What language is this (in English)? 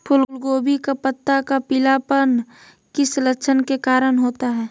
Magahi